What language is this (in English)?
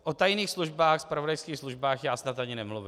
Czech